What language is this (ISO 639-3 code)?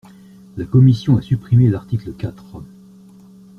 fra